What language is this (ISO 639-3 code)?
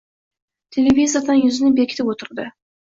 uzb